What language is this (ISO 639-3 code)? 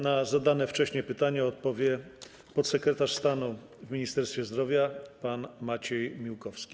pol